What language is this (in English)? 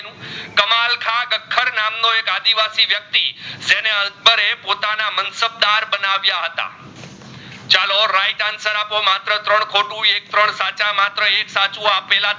Gujarati